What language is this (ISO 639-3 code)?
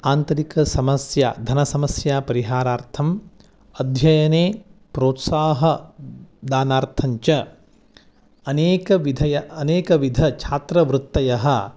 san